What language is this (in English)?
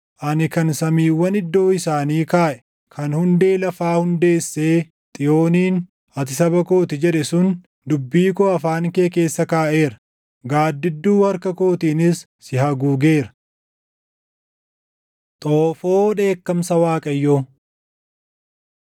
Oromo